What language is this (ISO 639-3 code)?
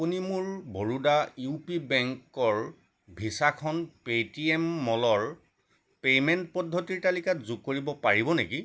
asm